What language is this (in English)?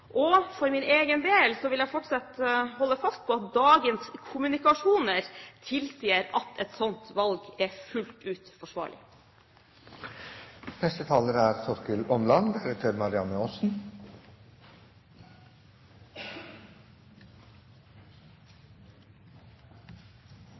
Norwegian Bokmål